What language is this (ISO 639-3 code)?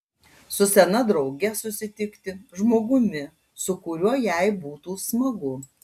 lit